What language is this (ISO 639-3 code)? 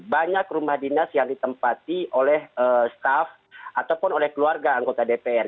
ind